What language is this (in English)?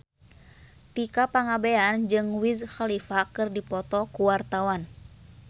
Sundanese